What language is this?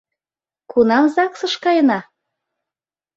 Mari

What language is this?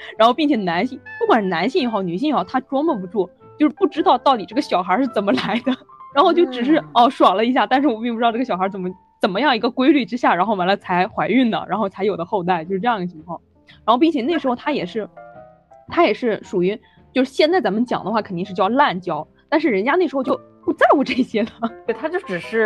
Chinese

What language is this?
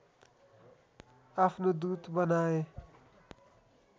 Nepali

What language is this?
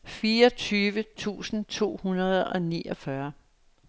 Danish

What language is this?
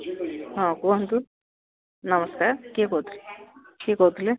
Odia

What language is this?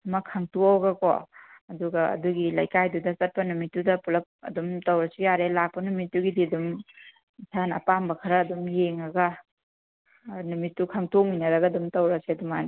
Manipuri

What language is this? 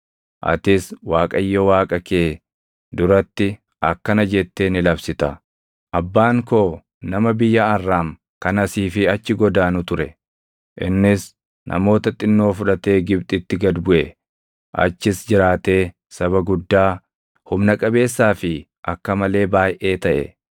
Oromo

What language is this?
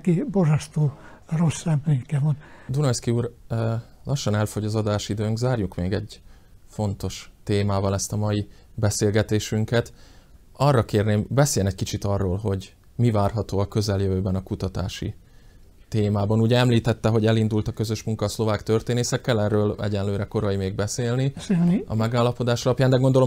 Hungarian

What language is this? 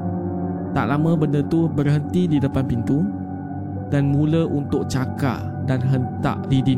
Malay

